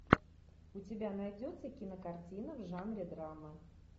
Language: Russian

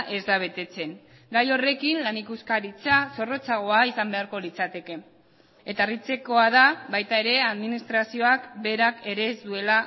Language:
Basque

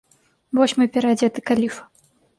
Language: Belarusian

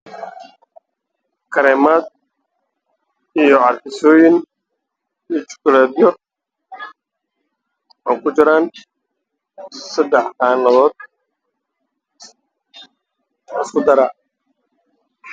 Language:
Somali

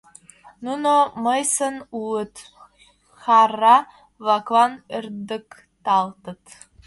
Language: Mari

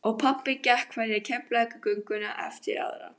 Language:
Icelandic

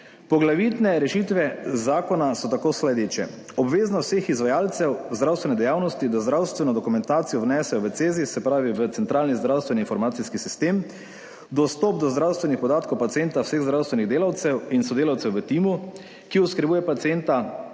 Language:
Slovenian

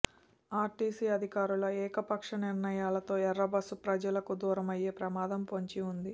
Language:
Telugu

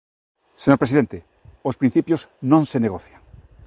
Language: Galician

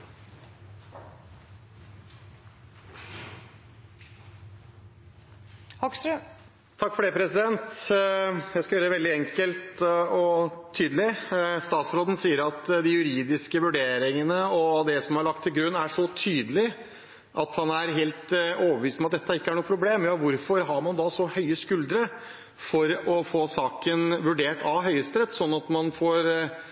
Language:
Norwegian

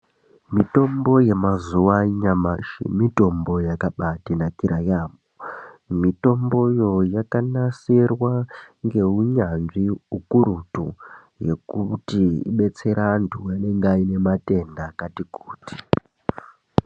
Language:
Ndau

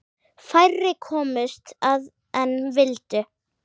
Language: Icelandic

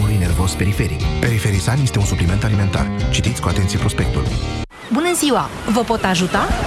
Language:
Romanian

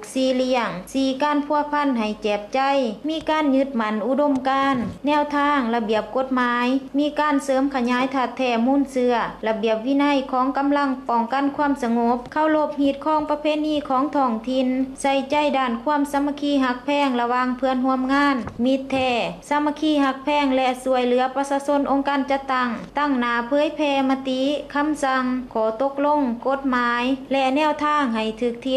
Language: Thai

